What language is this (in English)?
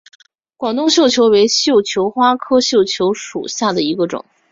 Chinese